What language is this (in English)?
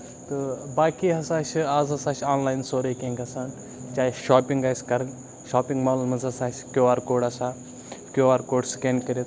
Kashmiri